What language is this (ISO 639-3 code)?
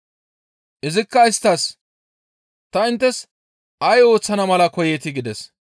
gmv